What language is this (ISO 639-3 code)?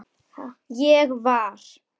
isl